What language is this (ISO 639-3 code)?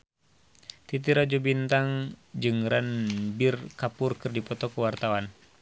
sun